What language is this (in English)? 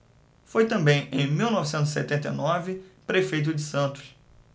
Portuguese